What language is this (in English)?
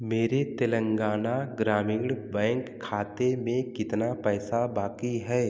Hindi